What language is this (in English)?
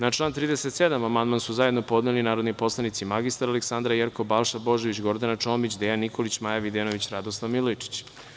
Serbian